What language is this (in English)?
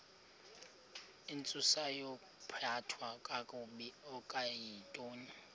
Xhosa